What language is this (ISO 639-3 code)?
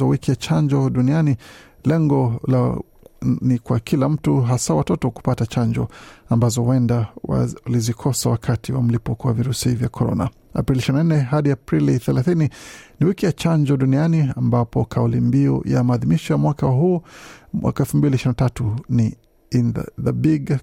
swa